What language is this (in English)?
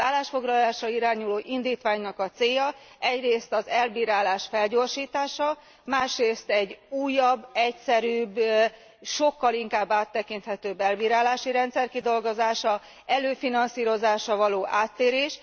Hungarian